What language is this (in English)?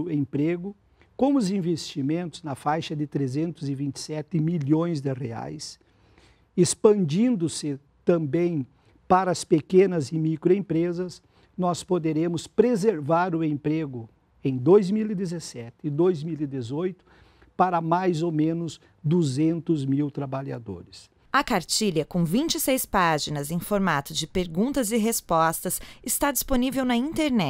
Portuguese